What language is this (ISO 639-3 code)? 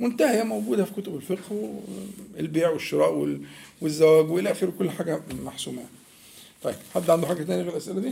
ara